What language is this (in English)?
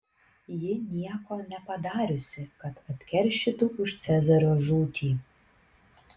Lithuanian